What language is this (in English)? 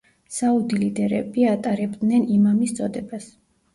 Georgian